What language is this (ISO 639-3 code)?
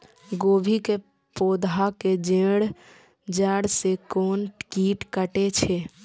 mai